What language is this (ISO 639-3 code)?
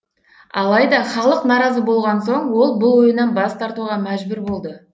kaz